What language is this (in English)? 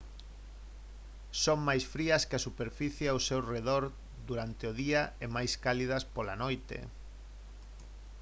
Galician